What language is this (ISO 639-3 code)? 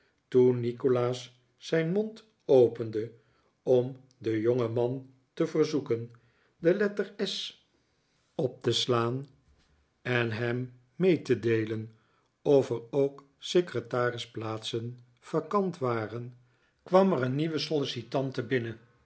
nld